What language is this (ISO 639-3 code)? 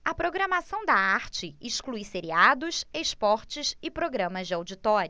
por